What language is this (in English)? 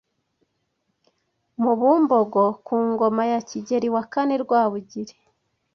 Kinyarwanda